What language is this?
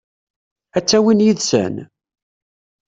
Kabyle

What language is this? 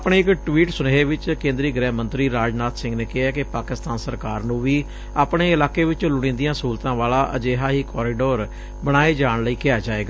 Punjabi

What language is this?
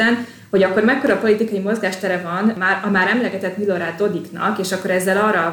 Hungarian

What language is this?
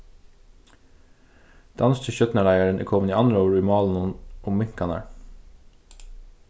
Faroese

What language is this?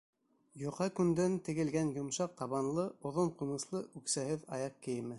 Bashkir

